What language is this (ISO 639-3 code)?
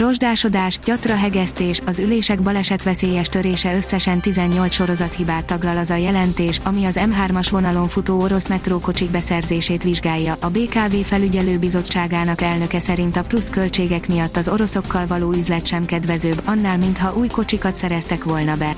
hun